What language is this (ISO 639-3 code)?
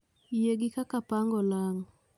luo